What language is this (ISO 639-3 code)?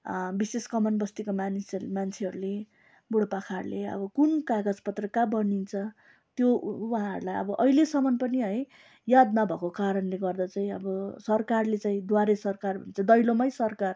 nep